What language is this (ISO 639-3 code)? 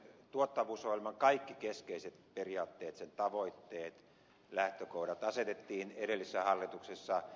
fin